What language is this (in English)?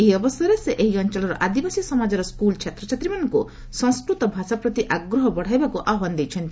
Odia